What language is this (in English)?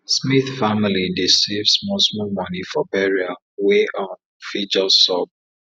Nigerian Pidgin